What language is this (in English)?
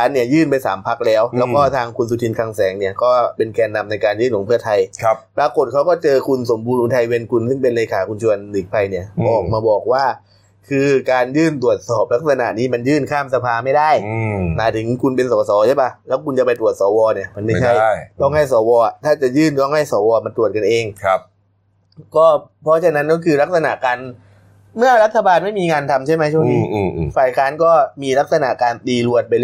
Thai